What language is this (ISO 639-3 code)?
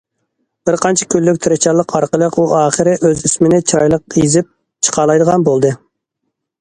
uig